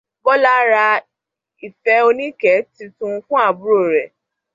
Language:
Yoruba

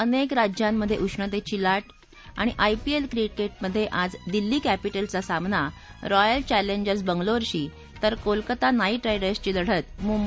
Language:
Marathi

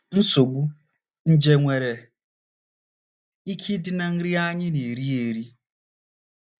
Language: Igbo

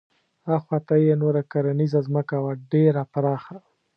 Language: Pashto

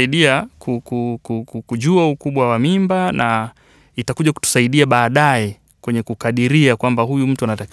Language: Swahili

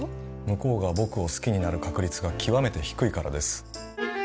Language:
Japanese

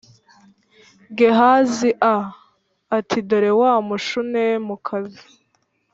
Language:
Kinyarwanda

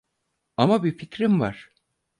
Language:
Turkish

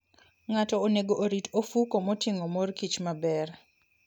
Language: Luo (Kenya and Tanzania)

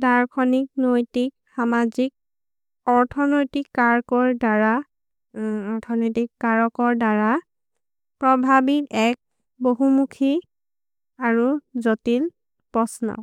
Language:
Maria (India)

